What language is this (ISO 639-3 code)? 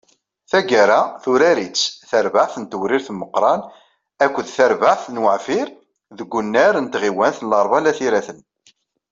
kab